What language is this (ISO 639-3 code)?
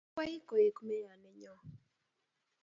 kln